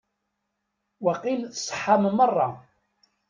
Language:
Kabyle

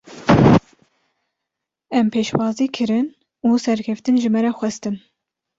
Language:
Kurdish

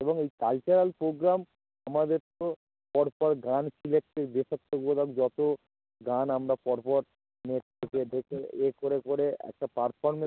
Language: Bangla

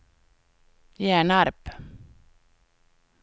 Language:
Swedish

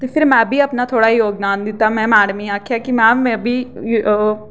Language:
Dogri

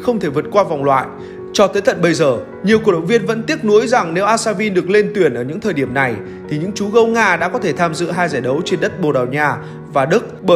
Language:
Vietnamese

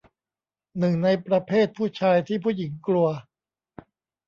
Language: Thai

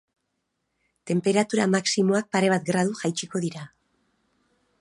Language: Basque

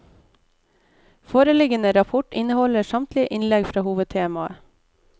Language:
Norwegian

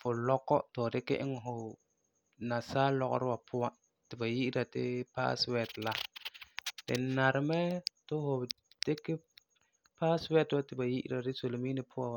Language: Frafra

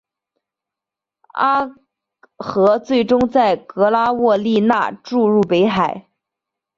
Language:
Chinese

